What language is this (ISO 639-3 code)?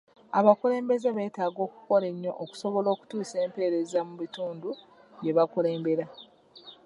lug